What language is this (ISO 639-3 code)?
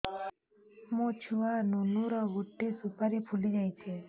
ori